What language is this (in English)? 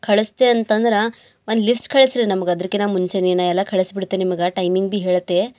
Kannada